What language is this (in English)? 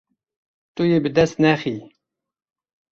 Kurdish